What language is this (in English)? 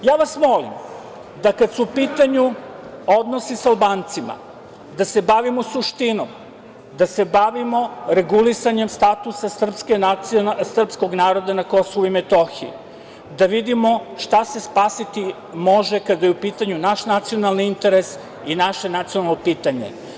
Serbian